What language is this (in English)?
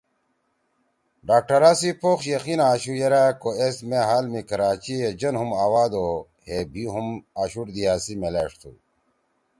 Torwali